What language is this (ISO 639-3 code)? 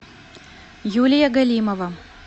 rus